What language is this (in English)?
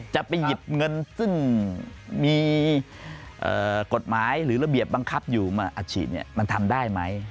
Thai